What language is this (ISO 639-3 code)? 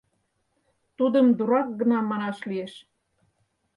chm